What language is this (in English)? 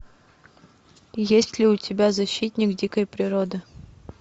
Russian